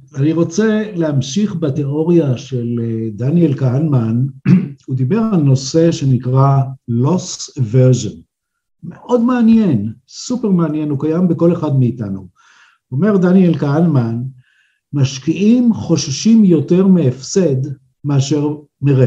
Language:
Hebrew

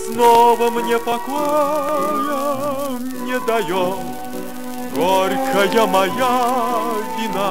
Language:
Russian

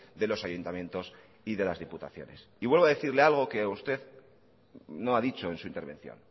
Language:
Spanish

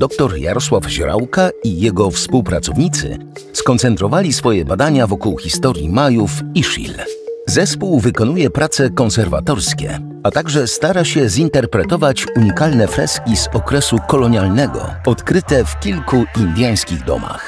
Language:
Polish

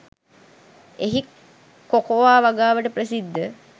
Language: Sinhala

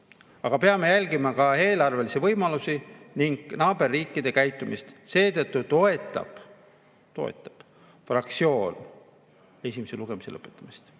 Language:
Estonian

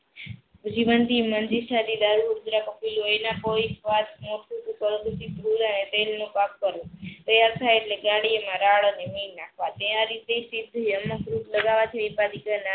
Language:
Gujarati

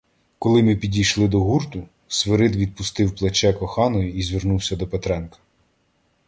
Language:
Ukrainian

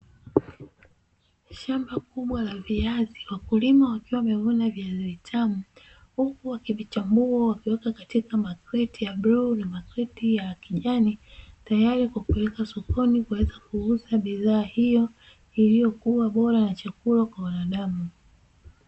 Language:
Swahili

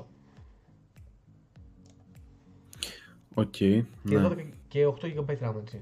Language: Greek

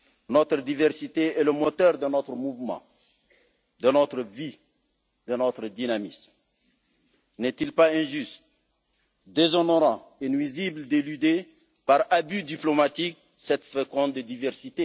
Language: French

